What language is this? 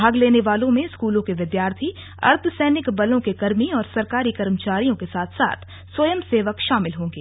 Hindi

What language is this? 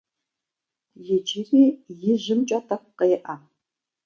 Kabardian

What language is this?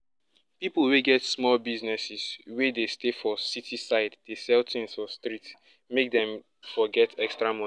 Nigerian Pidgin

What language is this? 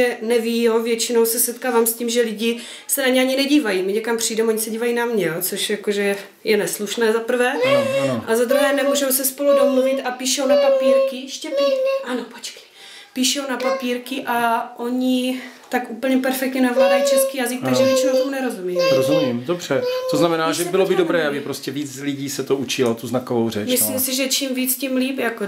Czech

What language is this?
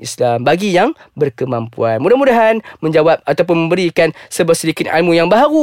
Malay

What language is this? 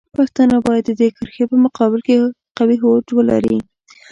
Pashto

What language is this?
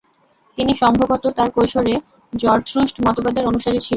Bangla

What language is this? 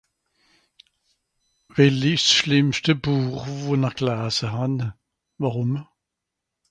Swiss German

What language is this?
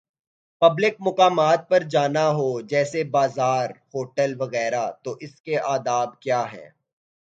Urdu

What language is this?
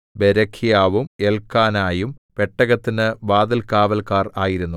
Malayalam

